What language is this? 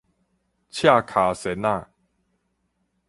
Min Nan Chinese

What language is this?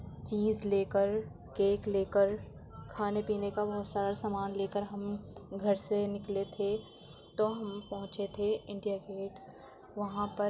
Urdu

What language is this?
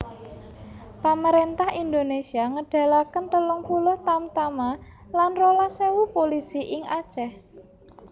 Javanese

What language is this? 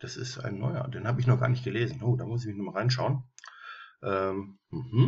German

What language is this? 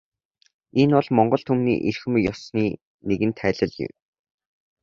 Mongolian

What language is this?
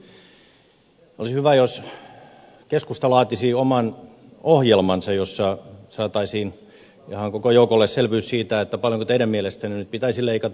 Finnish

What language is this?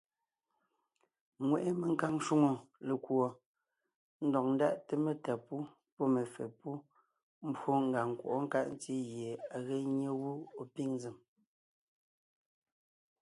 Ngiemboon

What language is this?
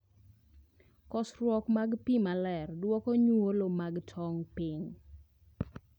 Luo (Kenya and Tanzania)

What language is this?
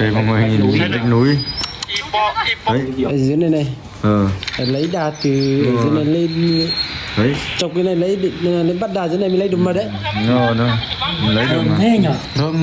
Vietnamese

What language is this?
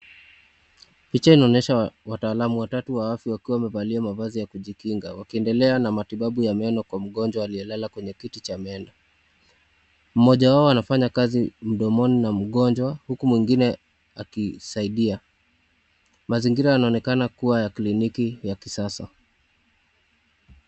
Swahili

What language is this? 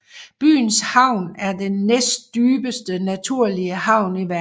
Danish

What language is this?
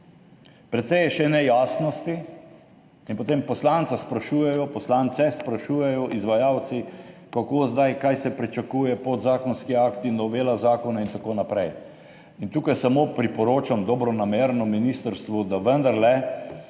Slovenian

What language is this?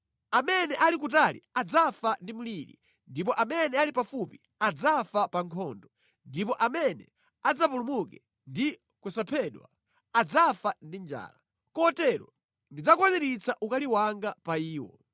Nyanja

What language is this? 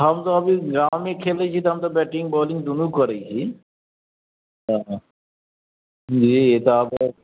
Maithili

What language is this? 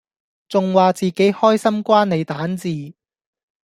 Cantonese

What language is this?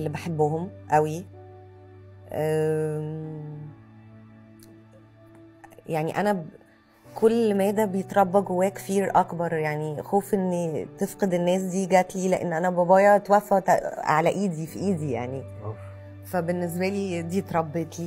Arabic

